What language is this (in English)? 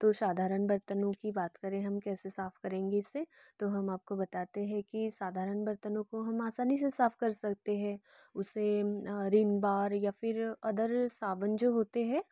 Hindi